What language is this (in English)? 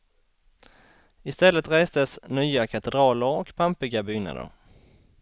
Swedish